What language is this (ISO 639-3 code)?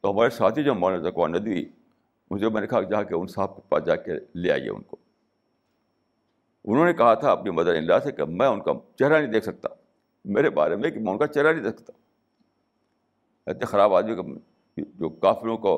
urd